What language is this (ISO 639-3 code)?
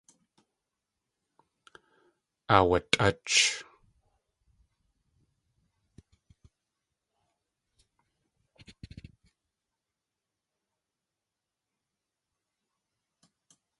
tli